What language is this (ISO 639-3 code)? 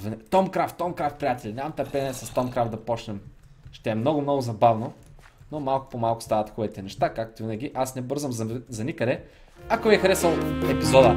bul